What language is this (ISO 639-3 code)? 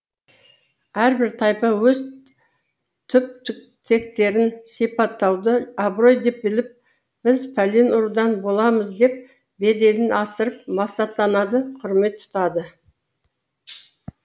kaz